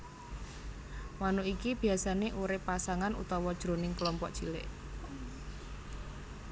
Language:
Javanese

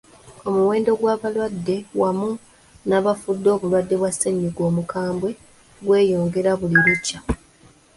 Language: Ganda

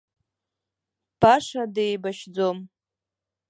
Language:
Abkhazian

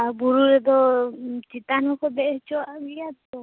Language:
Santali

